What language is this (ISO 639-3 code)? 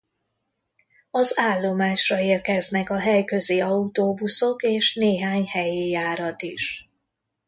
hun